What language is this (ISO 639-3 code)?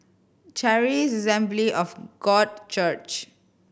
eng